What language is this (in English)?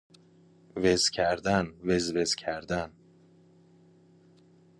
Persian